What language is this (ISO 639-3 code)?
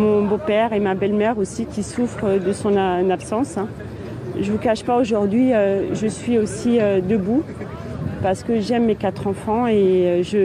fra